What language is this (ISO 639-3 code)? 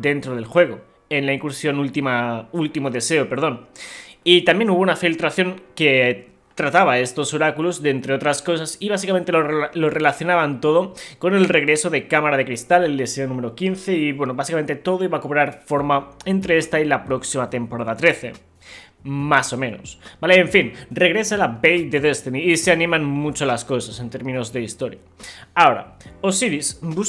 spa